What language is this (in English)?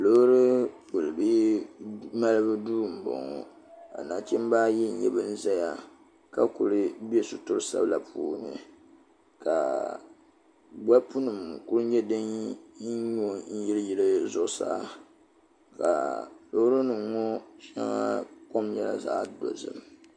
Dagbani